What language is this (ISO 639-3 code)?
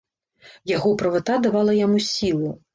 bel